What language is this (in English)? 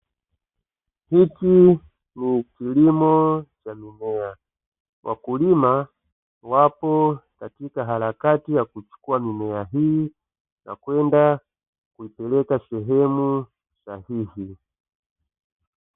Swahili